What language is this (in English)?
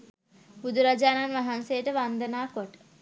Sinhala